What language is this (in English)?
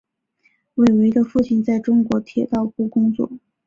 Chinese